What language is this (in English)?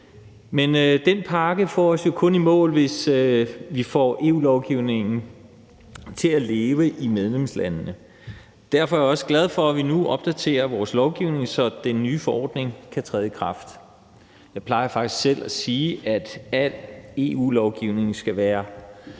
Danish